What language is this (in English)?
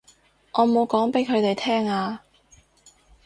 Cantonese